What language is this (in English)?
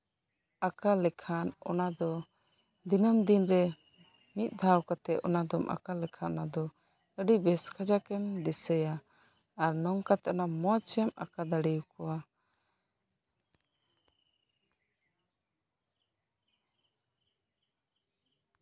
Santali